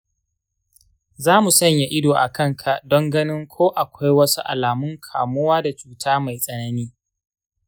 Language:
Hausa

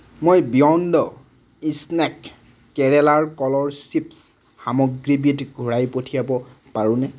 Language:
Assamese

